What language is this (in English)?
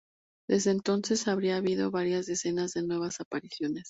Spanish